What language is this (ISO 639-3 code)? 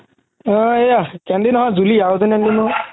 asm